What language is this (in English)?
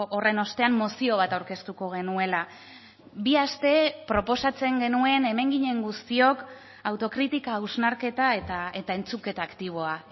Basque